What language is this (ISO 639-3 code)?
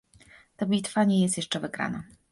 pol